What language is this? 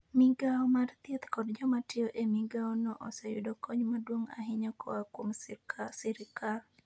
Luo (Kenya and Tanzania)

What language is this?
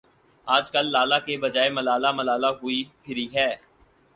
Urdu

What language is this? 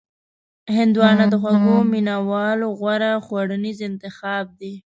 Pashto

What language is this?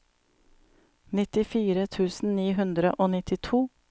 Norwegian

